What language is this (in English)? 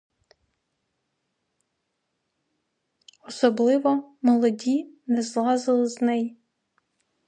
Ukrainian